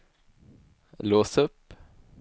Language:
Swedish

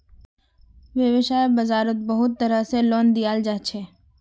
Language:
Magahi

